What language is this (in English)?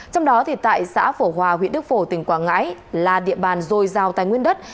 Vietnamese